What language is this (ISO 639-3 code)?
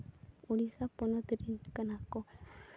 sat